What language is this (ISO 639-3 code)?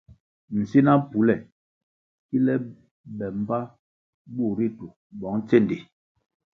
nmg